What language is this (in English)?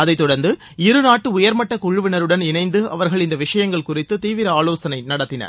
Tamil